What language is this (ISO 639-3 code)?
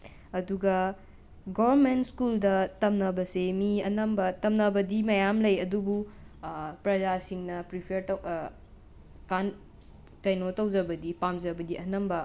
mni